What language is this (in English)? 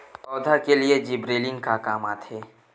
Chhattisgarhi